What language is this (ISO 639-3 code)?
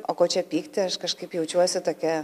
lit